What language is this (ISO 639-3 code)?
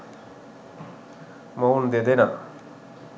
sin